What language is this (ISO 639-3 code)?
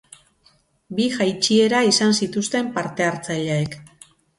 eus